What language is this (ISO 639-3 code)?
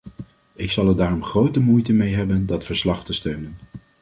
nld